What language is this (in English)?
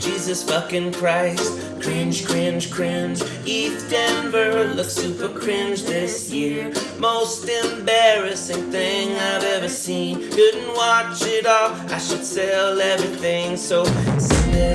English